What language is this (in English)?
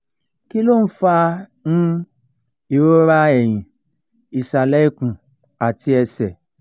Yoruba